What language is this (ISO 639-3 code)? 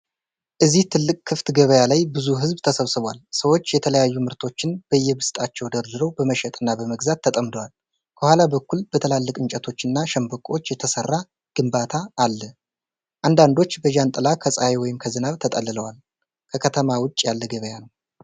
amh